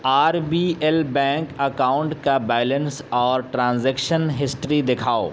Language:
Urdu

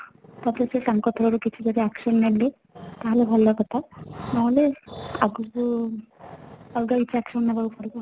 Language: Odia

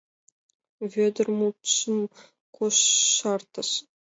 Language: Mari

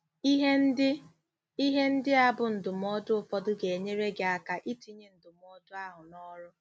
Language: Igbo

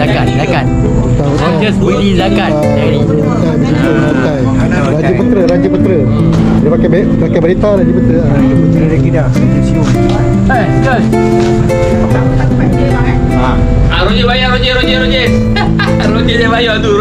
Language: Malay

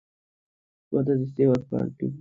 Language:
Bangla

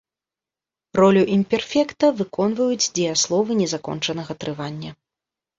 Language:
Belarusian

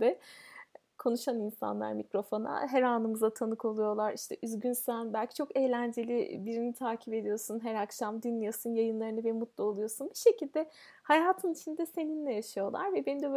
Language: Turkish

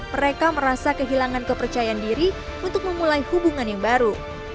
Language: Indonesian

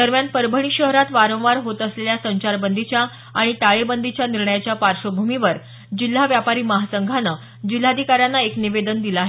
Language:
Marathi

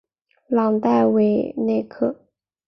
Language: Chinese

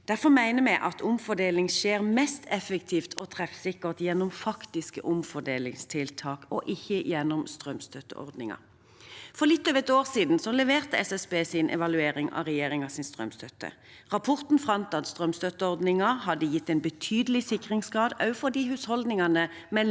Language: Norwegian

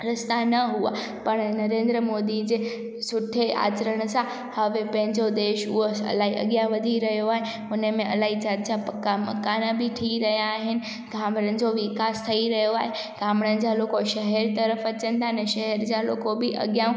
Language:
Sindhi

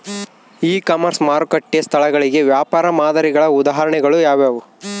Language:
Kannada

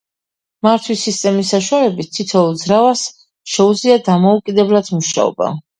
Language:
Georgian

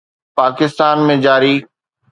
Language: Sindhi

